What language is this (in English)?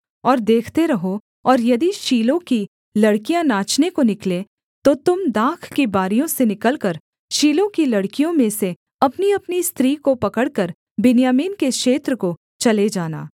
Hindi